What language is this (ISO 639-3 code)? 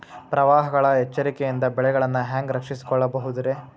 kan